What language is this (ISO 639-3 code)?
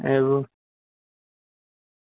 guj